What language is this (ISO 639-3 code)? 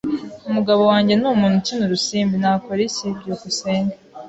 kin